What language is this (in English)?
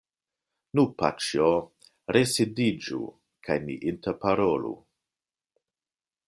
Esperanto